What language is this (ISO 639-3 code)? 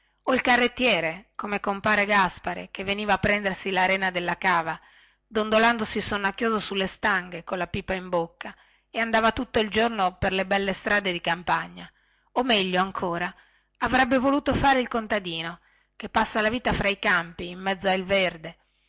ita